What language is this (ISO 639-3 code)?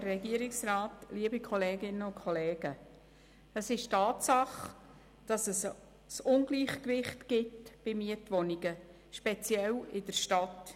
gsw